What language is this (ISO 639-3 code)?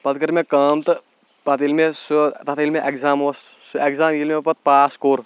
kas